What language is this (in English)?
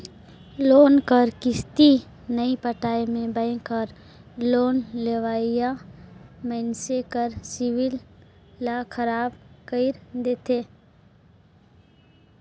Chhattisgarhi